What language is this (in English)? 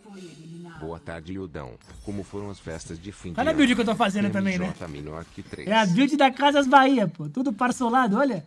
Portuguese